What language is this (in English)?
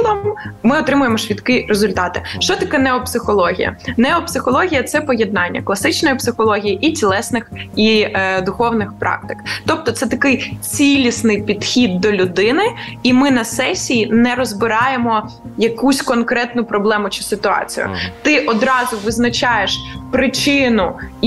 Ukrainian